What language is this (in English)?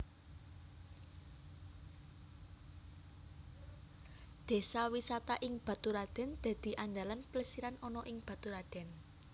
Javanese